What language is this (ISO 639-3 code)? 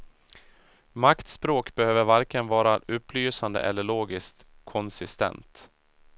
swe